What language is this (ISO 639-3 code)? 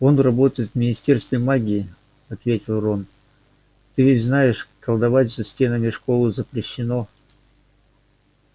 rus